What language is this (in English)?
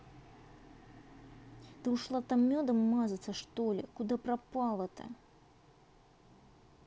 Russian